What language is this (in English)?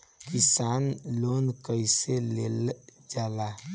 Bhojpuri